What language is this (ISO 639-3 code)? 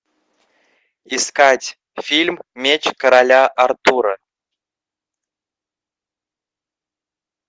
rus